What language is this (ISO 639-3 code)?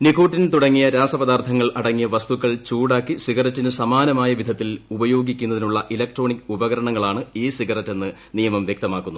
mal